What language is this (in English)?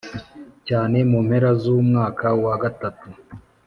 Kinyarwanda